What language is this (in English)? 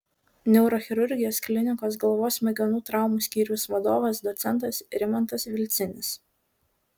Lithuanian